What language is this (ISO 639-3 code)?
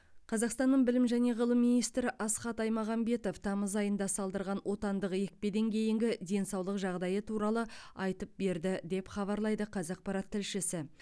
kaz